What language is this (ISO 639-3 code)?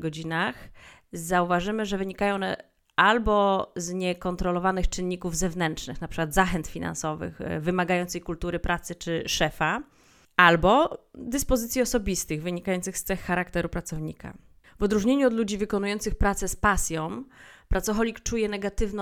pol